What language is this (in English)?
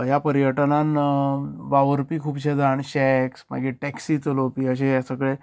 Konkani